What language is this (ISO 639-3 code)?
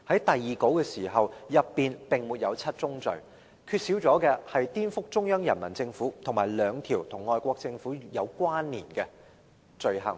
yue